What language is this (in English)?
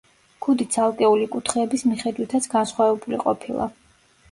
Georgian